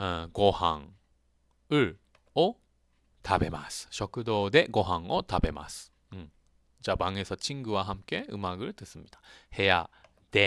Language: Korean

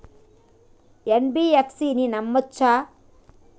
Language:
Telugu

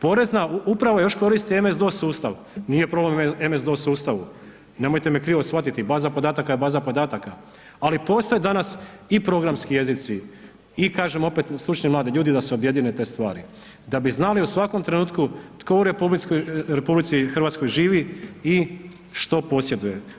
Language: Croatian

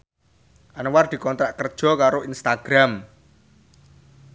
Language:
Javanese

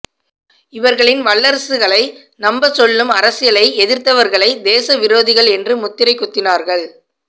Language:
Tamil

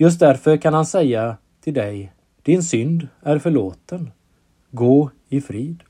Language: Swedish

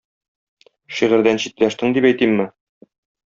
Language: Tatar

